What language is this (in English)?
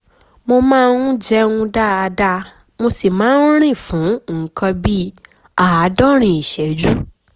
Yoruba